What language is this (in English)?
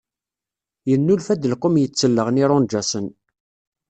Kabyle